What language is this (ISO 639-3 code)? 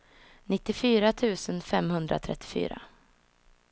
swe